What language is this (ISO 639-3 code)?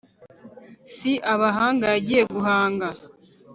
kin